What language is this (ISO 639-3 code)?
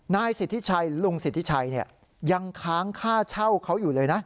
tha